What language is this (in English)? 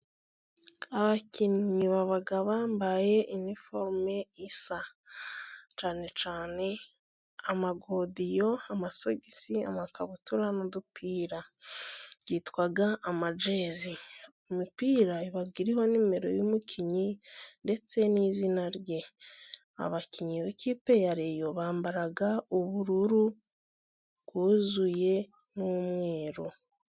Kinyarwanda